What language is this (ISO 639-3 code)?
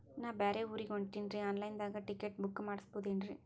kan